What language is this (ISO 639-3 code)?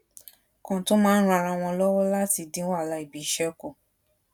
yor